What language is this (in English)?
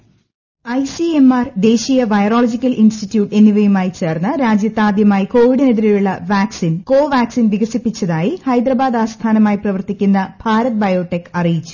Malayalam